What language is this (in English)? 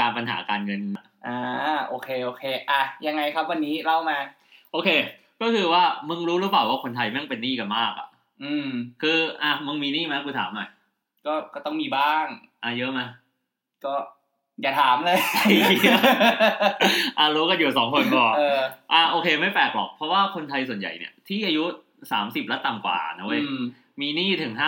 Thai